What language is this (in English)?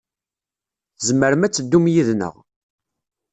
Kabyle